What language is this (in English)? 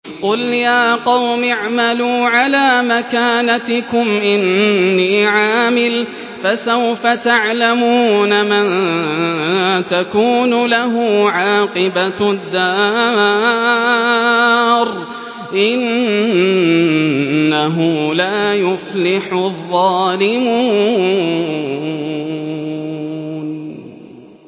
Arabic